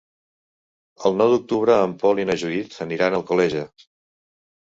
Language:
Catalan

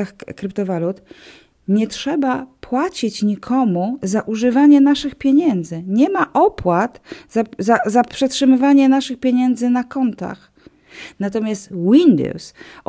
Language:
Polish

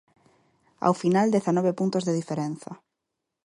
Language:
Galician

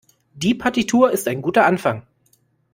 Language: German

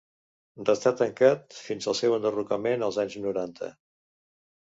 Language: Catalan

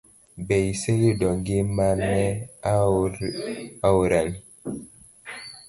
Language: Luo (Kenya and Tanzania)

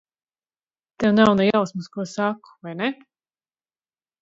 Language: Latvian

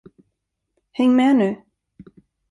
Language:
Swedish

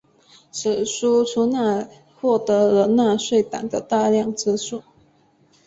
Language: Chinese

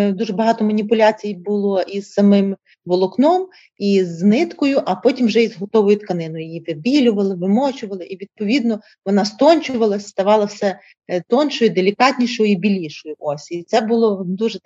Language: Ukrainian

